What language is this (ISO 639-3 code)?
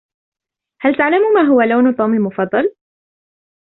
ara